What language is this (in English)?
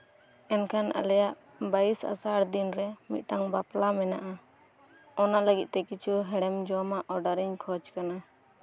Santali